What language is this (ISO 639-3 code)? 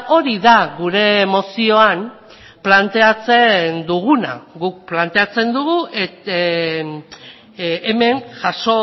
eus